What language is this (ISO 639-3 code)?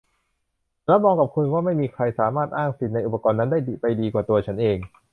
tha